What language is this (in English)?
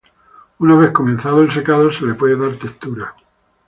Spanish